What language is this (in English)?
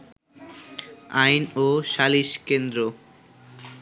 Bangla